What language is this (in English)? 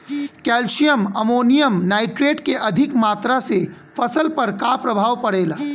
Bhojpuri